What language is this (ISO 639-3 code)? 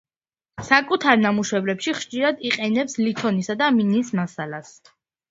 kat